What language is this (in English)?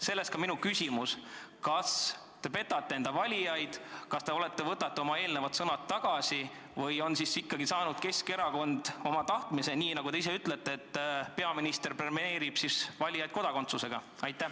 Estonian